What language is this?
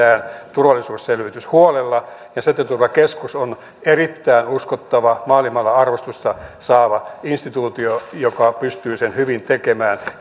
Finnish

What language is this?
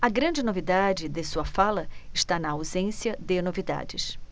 Portuguese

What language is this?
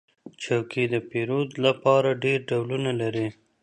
Pashto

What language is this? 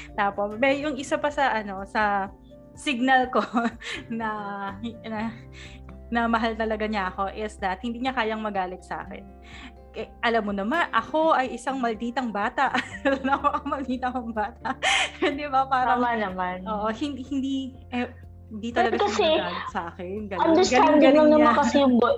Filipino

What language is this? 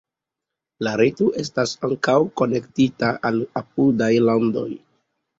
Esperanto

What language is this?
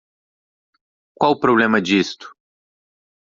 Portuguese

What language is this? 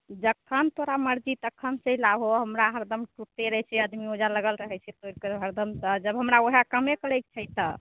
Maithili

